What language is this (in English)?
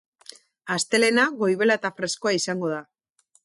Basque